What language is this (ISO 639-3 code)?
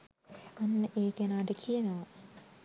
sin